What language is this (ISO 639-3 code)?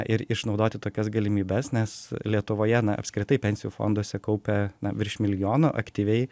lit